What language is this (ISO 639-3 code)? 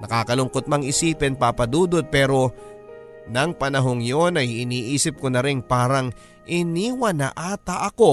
fil